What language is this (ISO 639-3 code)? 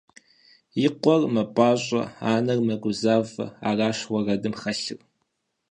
kbd